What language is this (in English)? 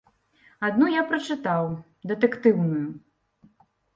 Belarusian